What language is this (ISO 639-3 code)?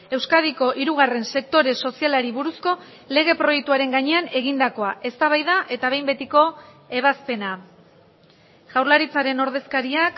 eus